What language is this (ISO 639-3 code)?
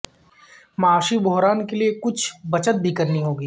urd